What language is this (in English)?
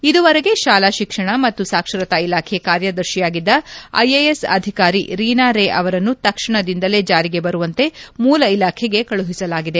Kannada